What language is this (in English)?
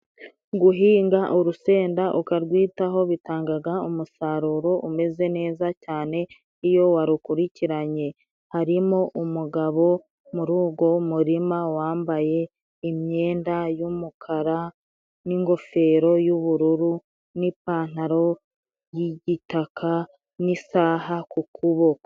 Kinyarwanda